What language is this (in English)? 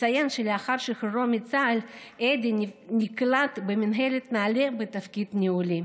Hebrew